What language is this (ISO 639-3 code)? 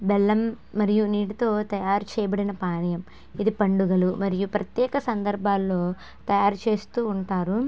tel